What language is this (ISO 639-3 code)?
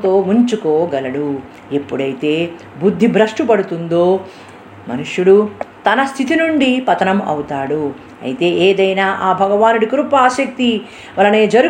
tel